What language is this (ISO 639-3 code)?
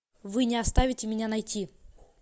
rus